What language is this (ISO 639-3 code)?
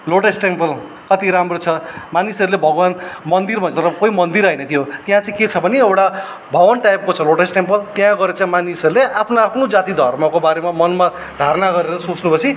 nep